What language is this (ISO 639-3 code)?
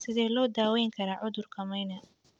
som